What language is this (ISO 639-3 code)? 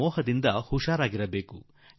kan